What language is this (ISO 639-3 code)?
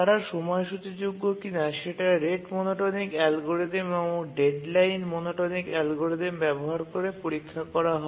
ben